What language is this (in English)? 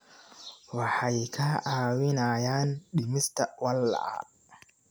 Somali